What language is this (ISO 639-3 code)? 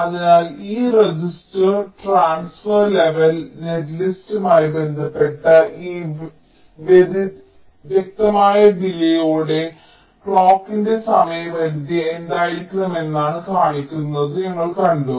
mal